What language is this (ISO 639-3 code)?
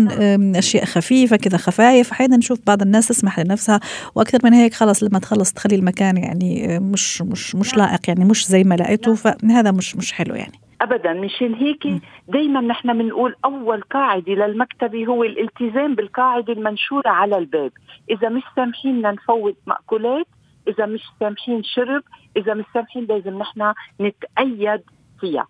ara